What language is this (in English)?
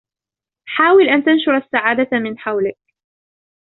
Arabic